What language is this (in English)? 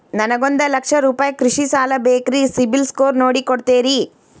Kannada